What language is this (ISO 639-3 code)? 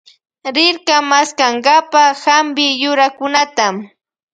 qvj